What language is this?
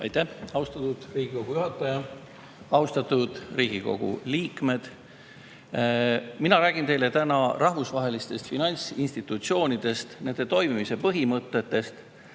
Estonian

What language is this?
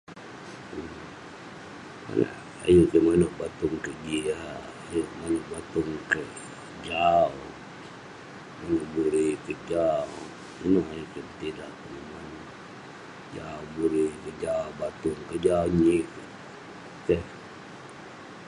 Western Penan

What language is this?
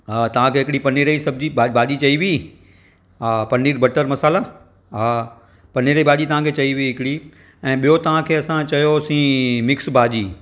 Sindhi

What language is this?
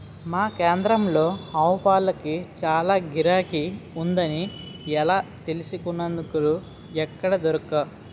Telugu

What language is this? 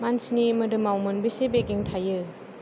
Bodo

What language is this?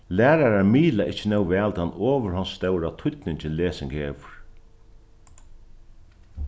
Faroese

